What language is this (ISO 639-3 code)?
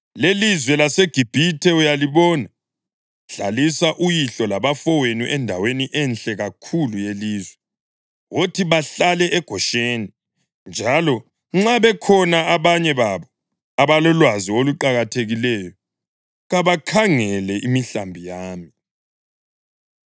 nde